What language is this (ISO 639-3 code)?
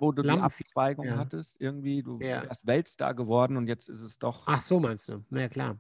deu